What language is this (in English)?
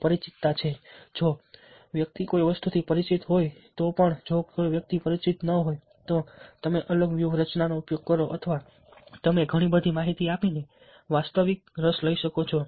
Gujarati